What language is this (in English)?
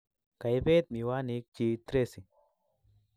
Kalenjin